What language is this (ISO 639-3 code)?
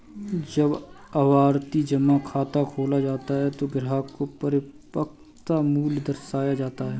hin